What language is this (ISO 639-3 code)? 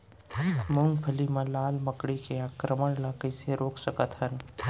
hne